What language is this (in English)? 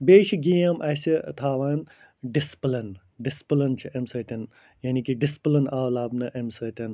Kashmiri